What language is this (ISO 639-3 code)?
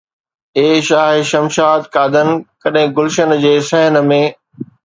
snd